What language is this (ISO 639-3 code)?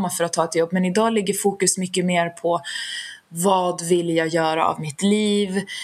swe